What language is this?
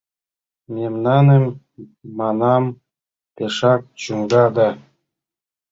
Mari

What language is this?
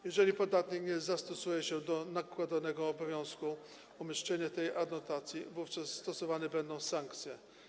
Polish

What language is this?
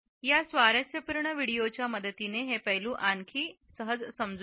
Marathi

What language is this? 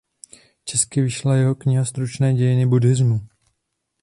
Czech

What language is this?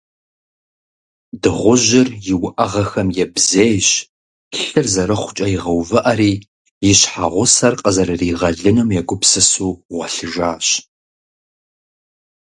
Kabardian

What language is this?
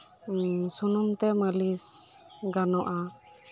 Santali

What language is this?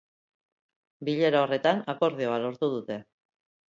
Basque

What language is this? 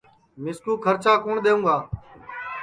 Sansi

